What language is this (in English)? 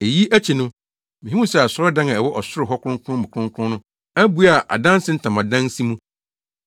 Akan